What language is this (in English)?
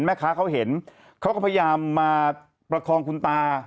Thai